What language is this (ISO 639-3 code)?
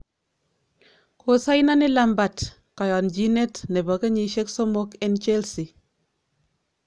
kln